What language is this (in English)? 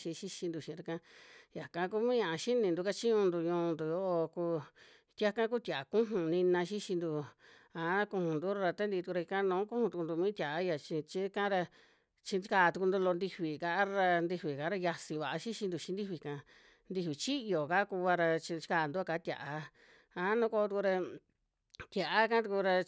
Western Juxtlahuaca Mixtec